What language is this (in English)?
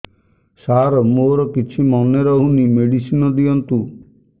Odia